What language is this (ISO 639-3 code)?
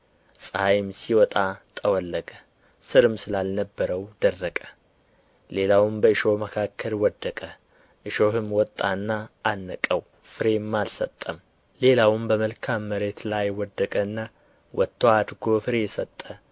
amh